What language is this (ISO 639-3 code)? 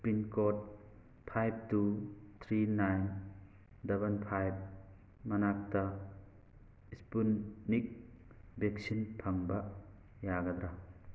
mni